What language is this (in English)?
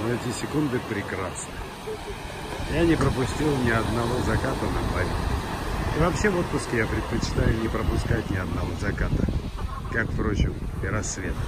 Russian